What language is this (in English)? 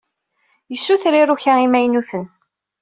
Kabyle